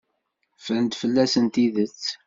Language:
Kabyle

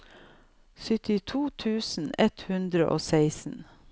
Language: Norwegian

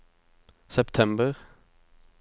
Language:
Norwegian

